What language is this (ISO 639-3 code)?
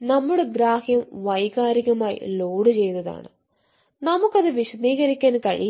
mal